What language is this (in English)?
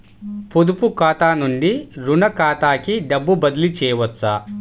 Telugu